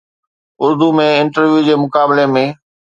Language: Sindhi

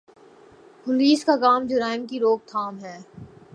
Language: Urdu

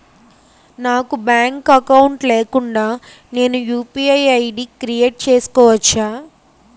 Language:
Telugu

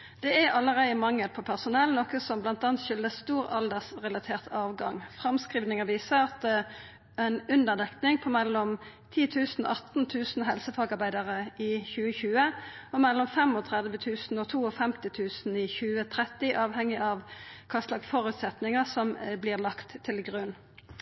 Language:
Norwegian Nynorsk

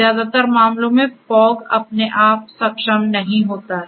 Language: Hindi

